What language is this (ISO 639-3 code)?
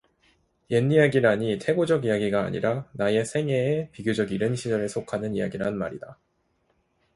kor